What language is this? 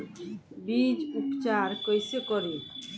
Bhojpuri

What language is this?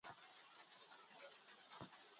Bafut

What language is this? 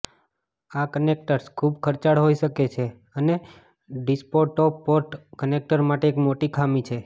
Gujarati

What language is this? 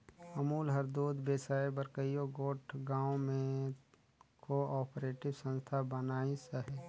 Chhattisgarhi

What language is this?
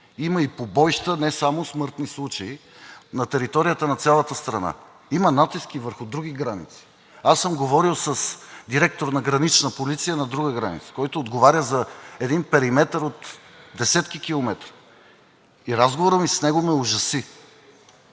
Bulgarian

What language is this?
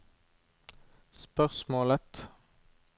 Norwegian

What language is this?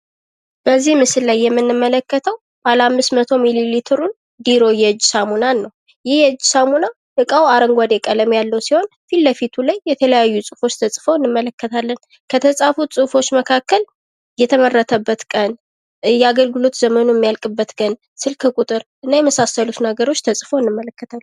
Amharic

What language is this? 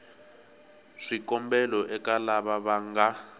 Tsonga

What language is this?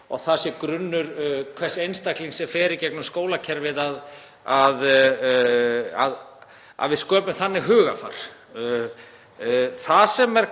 Icelandic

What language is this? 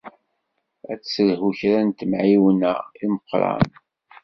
Kabyle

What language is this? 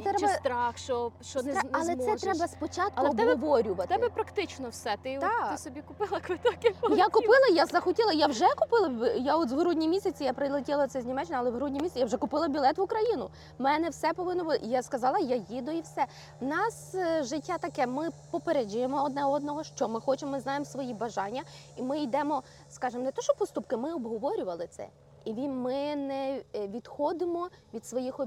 Ukrainian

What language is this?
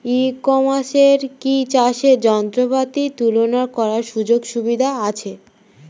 Bangla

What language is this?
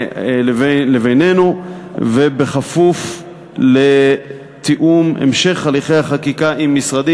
Hebrew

